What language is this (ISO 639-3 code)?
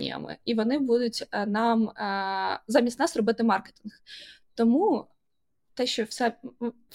ukr